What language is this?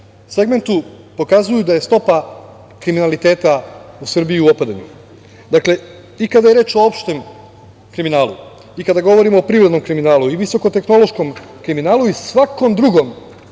Serbian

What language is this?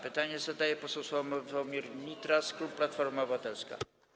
Polish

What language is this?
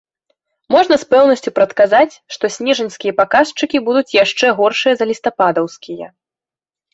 Belarusian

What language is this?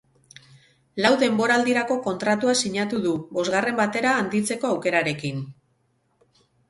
Basque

